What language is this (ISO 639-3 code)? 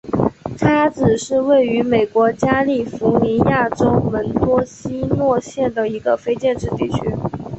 zho